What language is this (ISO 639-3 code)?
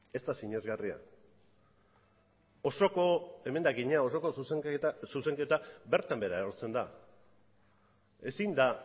eus